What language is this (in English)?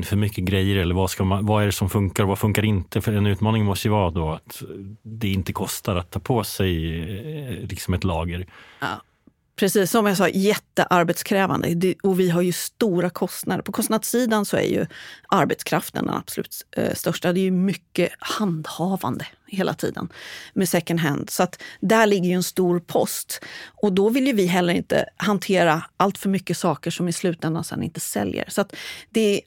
Swedish